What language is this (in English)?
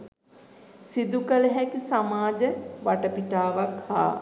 Sinhala